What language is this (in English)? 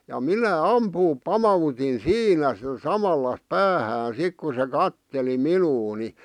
Finnish